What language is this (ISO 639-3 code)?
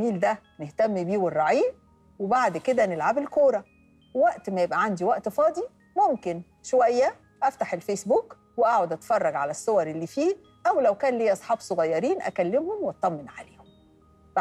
ara